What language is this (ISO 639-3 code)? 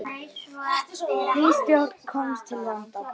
isl